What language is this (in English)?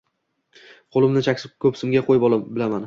Uzbek